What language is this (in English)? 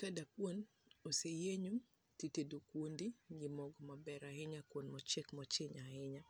Luo (Kenya and Tanzania)